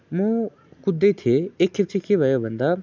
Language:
Nepali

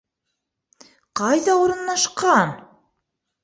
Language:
Bashkir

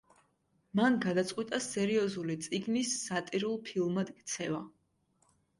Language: Georgian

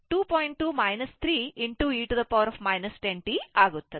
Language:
Kannada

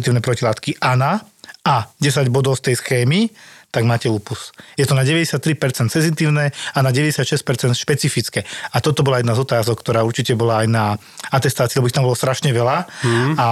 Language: Slovak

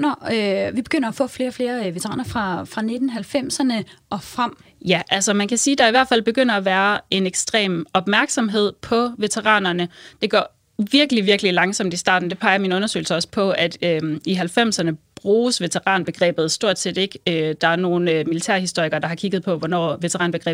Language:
Danish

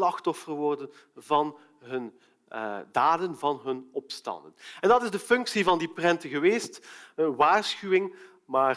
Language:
Dutch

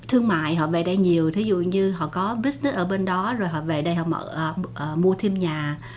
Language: Vietnamese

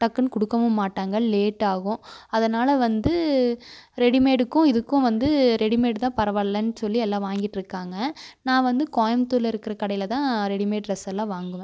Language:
Tamil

